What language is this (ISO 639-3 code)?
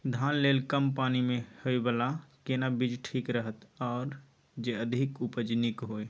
mai